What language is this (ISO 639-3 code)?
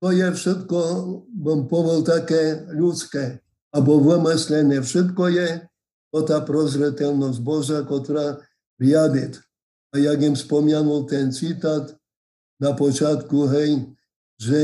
slk